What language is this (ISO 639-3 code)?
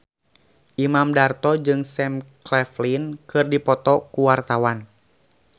sun